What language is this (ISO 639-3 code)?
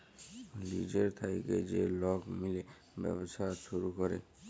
ben